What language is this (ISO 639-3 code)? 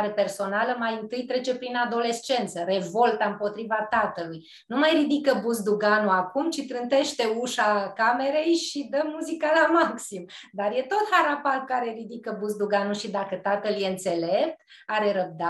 ron